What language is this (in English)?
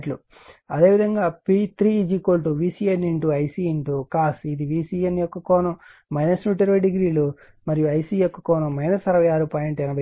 Telugu